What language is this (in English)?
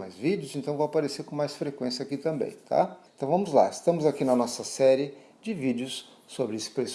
Portuguese